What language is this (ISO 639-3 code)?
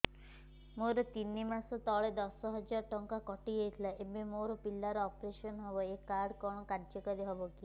ori